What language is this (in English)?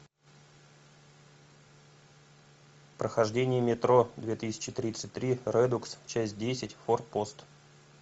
Russian